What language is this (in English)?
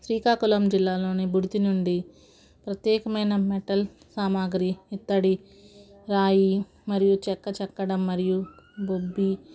Telugu